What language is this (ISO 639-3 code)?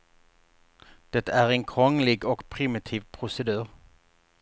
swe